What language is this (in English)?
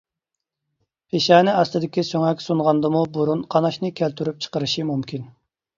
Uyghur